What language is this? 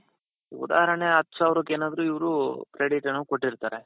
Kannada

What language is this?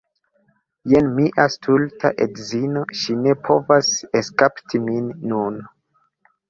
Esperanto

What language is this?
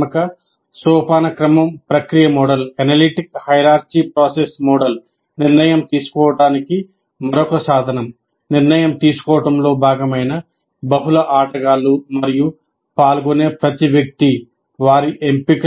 Telugu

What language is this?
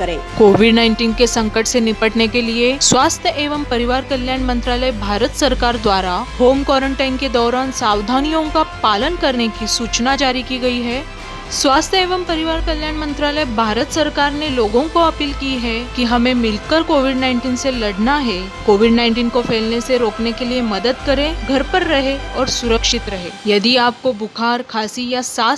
Hindi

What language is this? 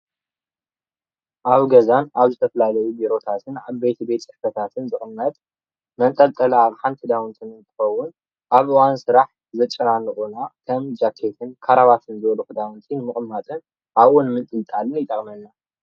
Tigrinya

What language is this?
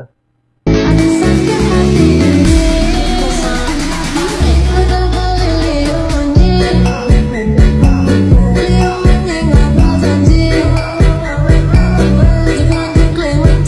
Indonesian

